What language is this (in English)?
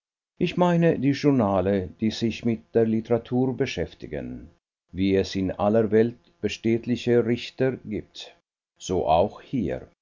German